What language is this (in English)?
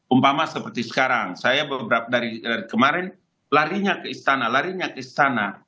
Indonesian